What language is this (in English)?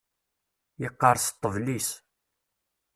Kabyle